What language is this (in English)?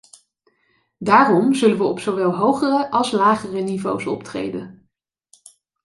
Dutch